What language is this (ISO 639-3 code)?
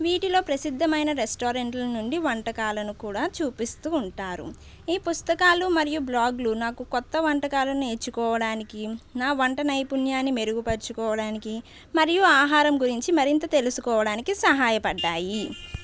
tel